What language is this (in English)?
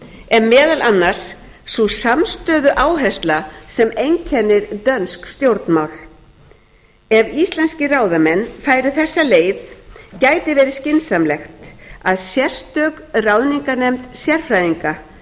Icelandic